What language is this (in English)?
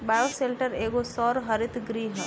Bhojpuri